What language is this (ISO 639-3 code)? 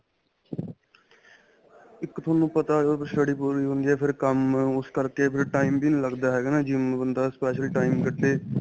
pan